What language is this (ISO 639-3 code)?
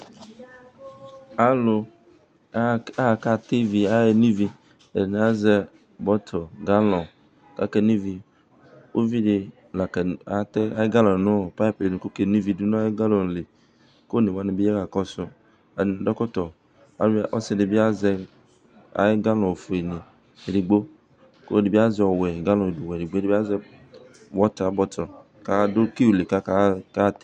kpo